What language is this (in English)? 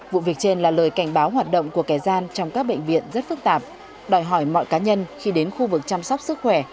Vietnamese